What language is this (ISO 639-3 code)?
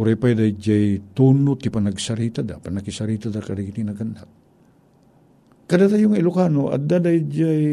fil